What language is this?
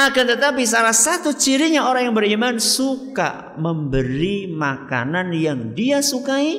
Indonesian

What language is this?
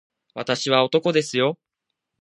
Japanese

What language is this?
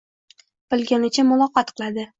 Uzbek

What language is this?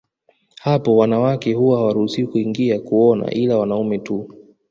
Swahili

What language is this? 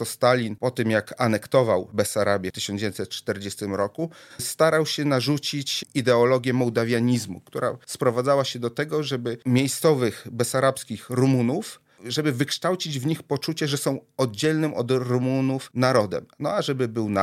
Polish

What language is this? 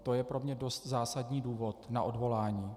Czech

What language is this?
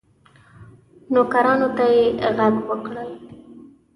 Pashto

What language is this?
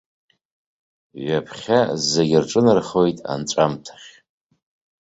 Abkhazian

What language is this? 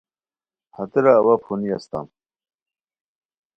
Khowar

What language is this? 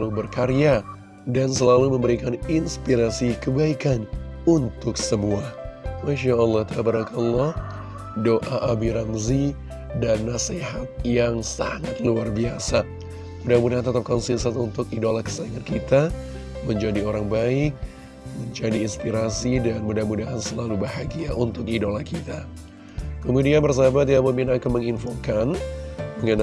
Indonesian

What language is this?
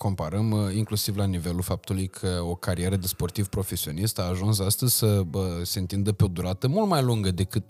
Romanian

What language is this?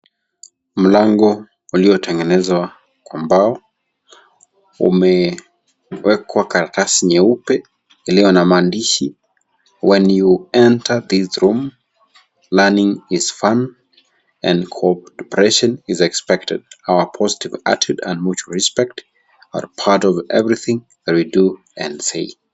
Swahili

